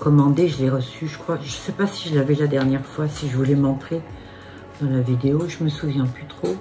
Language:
French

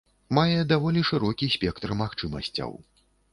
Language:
Belarusian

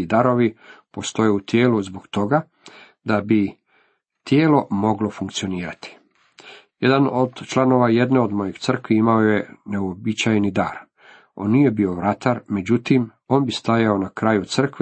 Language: Croatian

